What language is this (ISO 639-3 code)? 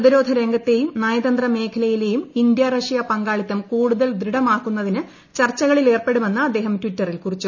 mal